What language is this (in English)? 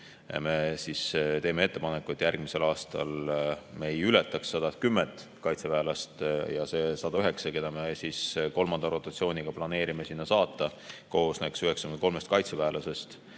Estonian